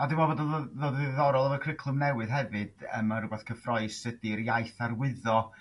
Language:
Welsh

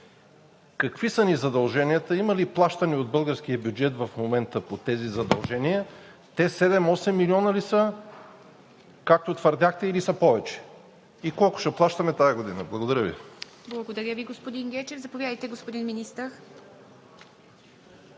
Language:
Bulgarian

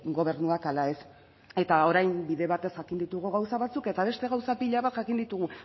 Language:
Basque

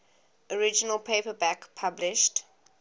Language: English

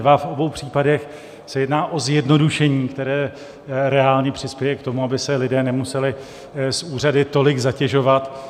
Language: Czech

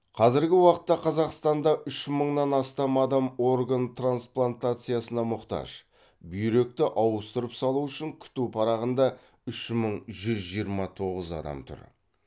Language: Kazakh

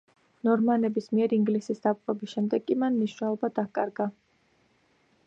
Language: Georgian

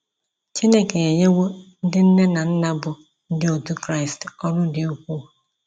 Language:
Igbo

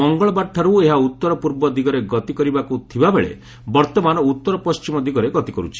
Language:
Odia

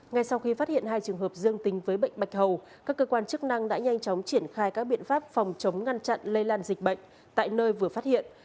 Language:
Vietnamese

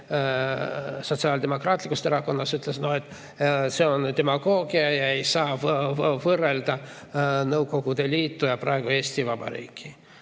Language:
Estonian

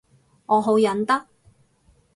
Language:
Cantonese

